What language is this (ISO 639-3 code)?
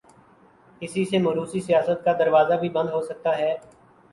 urd